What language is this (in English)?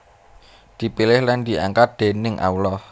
Javanese